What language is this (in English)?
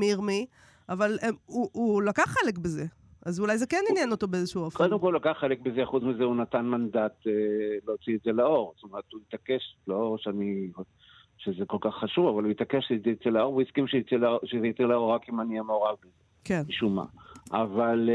Hebrew